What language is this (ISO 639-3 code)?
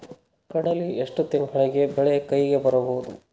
kan